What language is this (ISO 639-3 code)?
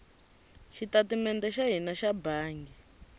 tso